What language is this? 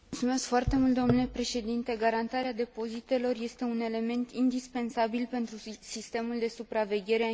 Romanian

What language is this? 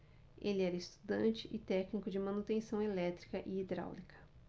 Portuguese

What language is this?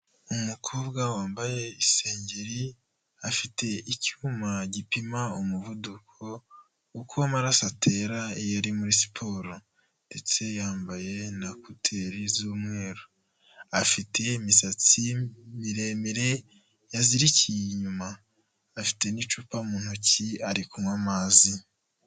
Kinyarwanda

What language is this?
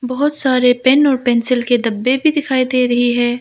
Hindi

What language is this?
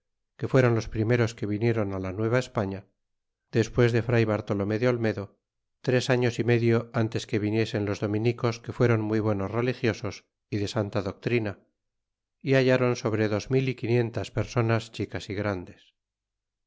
Spanish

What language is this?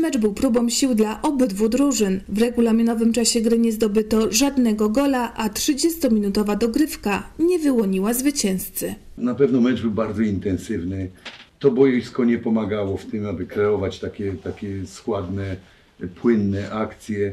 Polish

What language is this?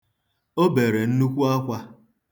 Igbo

